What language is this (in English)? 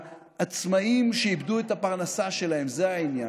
Hebrew